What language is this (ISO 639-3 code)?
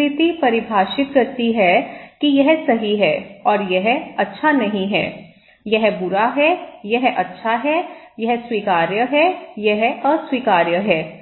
hin